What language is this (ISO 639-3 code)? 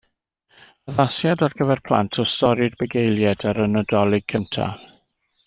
cym